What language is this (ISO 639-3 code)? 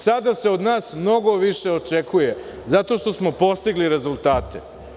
srp